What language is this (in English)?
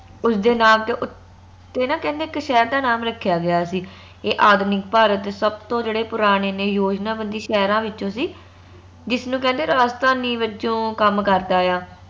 Punjabi